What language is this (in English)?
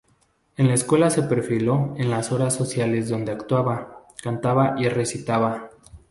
Spanish